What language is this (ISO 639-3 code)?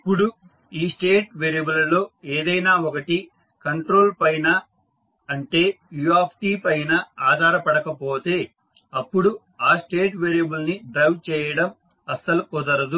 tel